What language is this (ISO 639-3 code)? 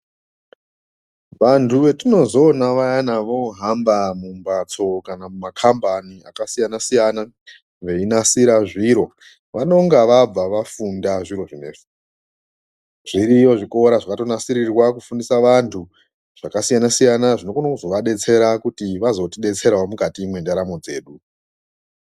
ndc